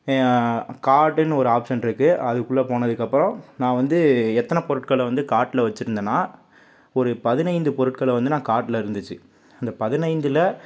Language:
Tamil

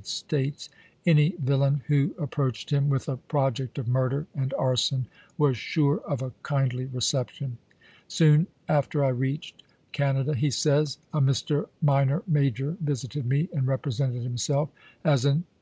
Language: English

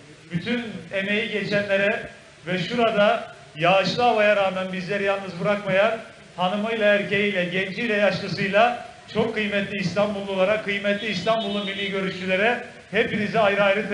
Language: Turkish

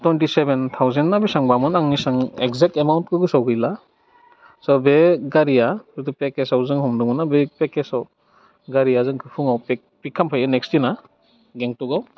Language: Bodo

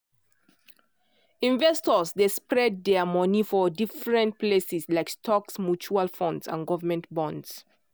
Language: Nigerian Pidgin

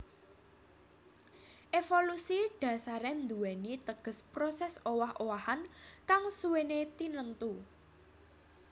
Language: Javanese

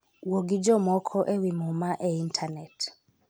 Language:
Luo (Kenya and Tanzania)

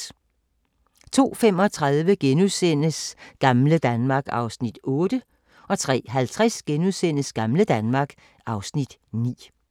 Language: Danish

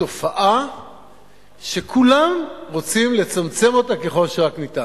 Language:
Hebrew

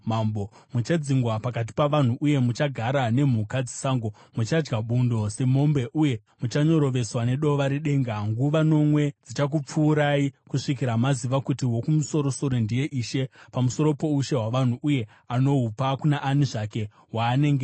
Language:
Shona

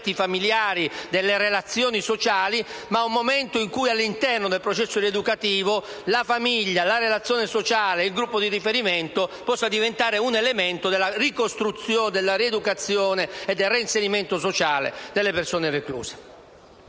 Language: Italian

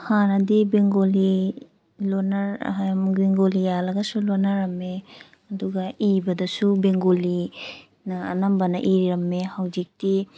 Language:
Manipuri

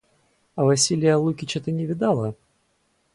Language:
Russian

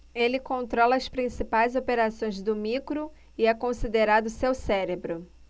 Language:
Portuguese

